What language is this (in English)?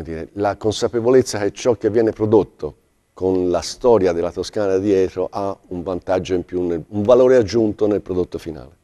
Italian